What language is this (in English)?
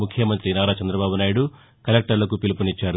Telugu